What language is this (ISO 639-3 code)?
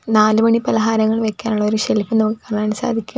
mal